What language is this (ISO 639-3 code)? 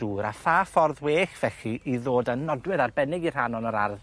cym